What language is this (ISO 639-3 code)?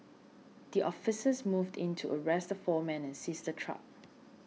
eng